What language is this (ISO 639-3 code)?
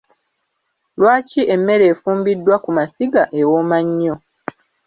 lug